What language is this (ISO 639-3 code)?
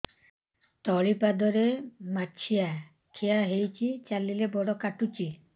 ori